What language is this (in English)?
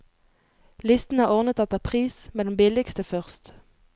Norwegian